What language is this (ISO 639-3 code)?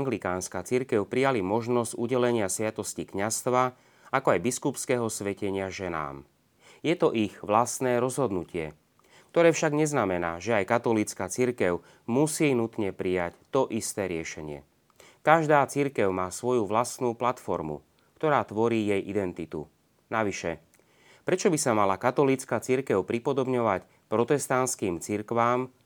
slk